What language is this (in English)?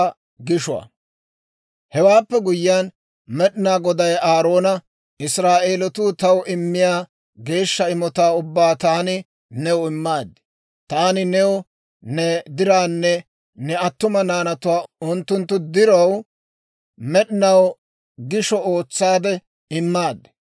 Dawro